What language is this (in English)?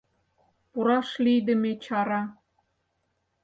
Mari